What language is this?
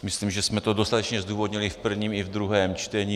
Czech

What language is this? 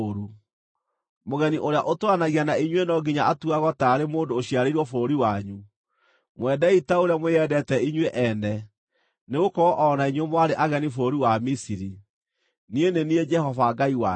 Kikuyu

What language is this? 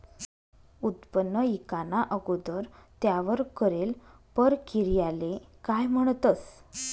Marathi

